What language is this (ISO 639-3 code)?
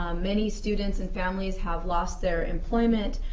eng